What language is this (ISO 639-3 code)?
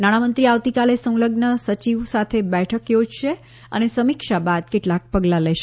guj